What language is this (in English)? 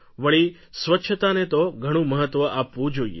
Gujarati